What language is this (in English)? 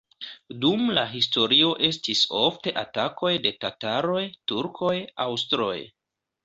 Esperanto